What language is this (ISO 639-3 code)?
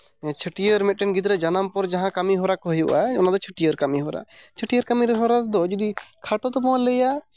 sat